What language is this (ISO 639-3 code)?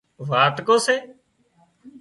kxp